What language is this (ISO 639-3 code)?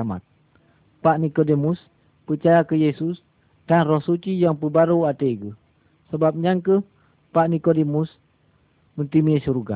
msa